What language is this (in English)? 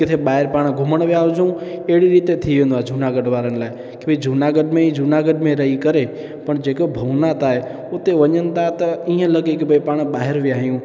Sindhi